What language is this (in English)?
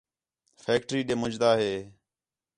Khetrani